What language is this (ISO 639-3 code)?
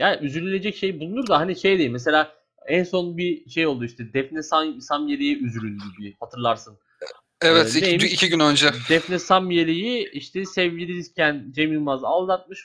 tur